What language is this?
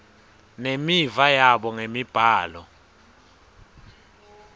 Swati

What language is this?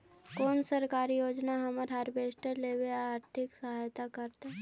Magahi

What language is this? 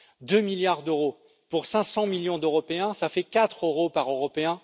French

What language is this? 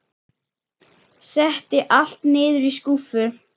Icelandic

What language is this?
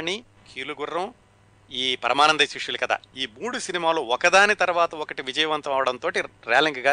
Telugu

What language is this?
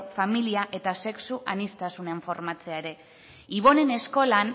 Basque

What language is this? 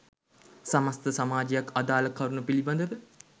Sinhala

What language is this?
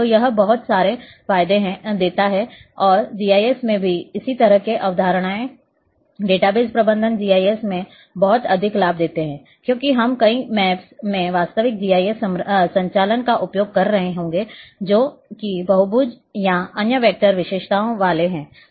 Hindi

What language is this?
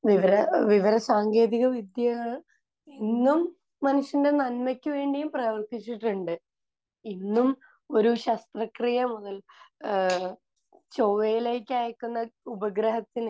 Malayalam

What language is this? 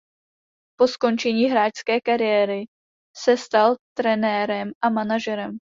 Czech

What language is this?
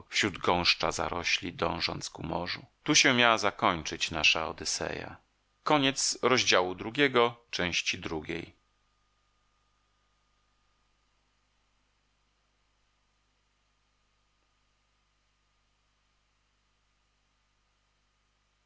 Polish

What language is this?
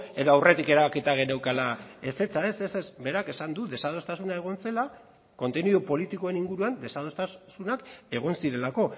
Basque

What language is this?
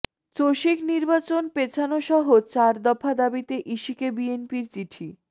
Bangla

